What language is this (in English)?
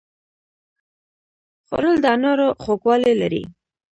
Pashto